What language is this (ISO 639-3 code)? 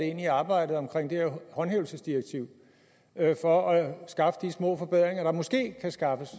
dan